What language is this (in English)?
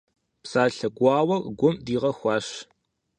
Kabardian